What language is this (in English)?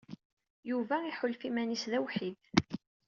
Kabyle